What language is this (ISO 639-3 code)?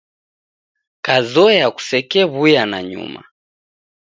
dav